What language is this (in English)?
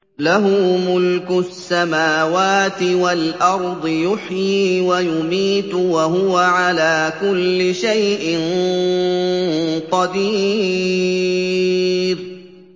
Arabic